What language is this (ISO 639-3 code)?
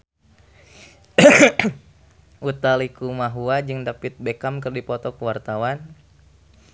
sun